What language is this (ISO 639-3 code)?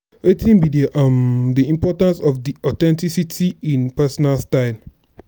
pcm